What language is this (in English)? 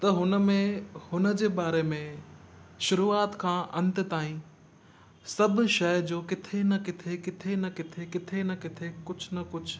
Sindhi